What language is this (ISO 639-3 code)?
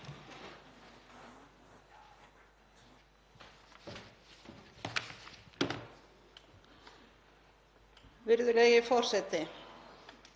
isl